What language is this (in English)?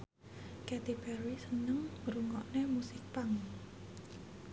Javanese